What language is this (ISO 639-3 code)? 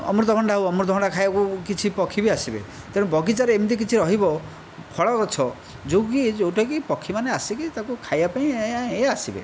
ori